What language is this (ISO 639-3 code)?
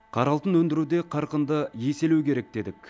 kaz